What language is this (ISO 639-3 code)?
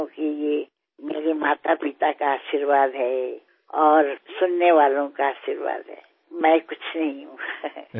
tel